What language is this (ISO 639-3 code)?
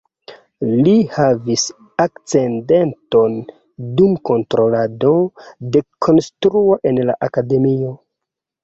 epo